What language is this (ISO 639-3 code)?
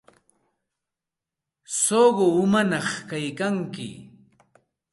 qxt